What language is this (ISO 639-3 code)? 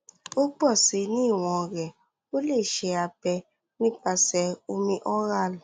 yor